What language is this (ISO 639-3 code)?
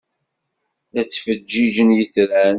kab